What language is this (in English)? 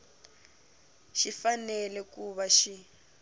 Tsonga